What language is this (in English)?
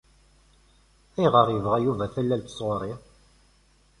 Kabyle